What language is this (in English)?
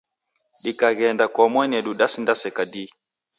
Taita